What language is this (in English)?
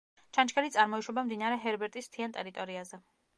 Georgian